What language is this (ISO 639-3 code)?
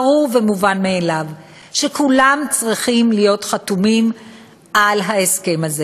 heb